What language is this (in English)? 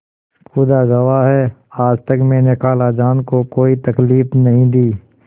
Hindi